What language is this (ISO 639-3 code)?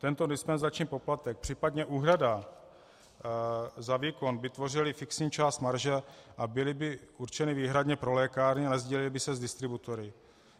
ces